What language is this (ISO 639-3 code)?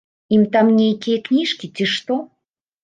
bel